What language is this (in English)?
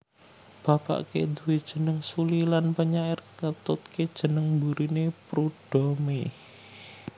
Javanese